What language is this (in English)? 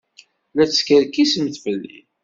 Kabyle